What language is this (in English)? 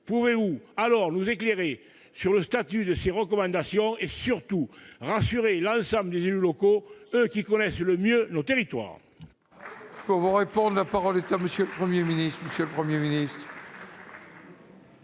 French